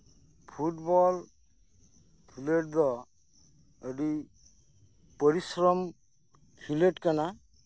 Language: Santali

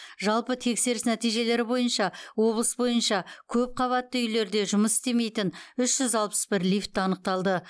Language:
Kazakh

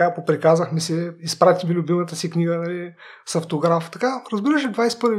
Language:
Bulgarian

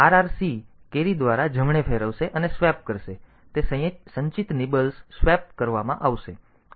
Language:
Gujarati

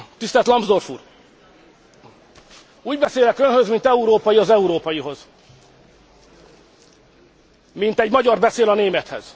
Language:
Hungarian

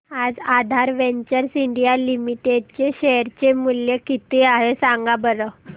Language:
Marathi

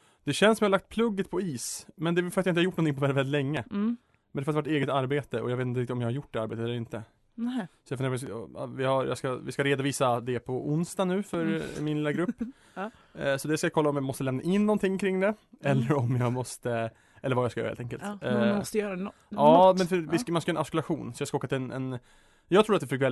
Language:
Swedish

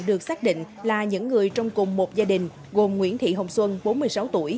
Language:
Vietnamese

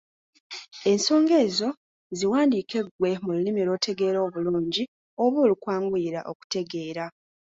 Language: Ganda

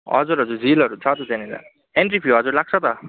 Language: Nepali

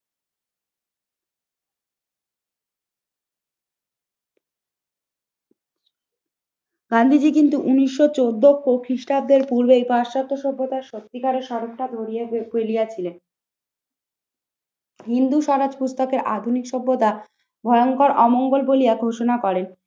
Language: Bangla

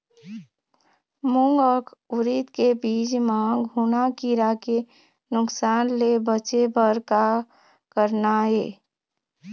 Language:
Chhattisgarhi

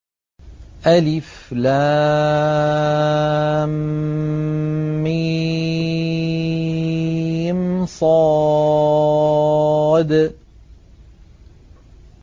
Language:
Arabic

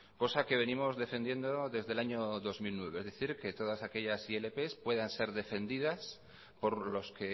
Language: Spanish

